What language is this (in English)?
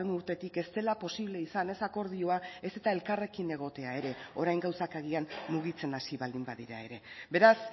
Basque